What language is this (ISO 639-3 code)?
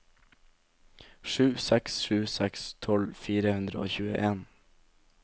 nor